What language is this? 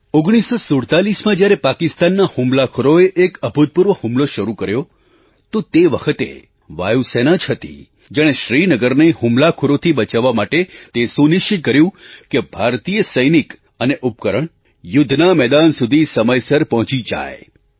Gujarati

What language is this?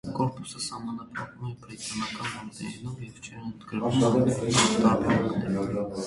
Armenian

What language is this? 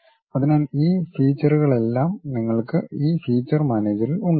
Malayalam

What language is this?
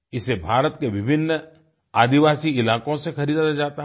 Hindi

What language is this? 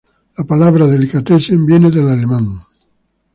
Spanish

